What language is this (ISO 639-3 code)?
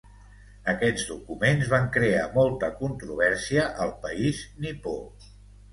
cat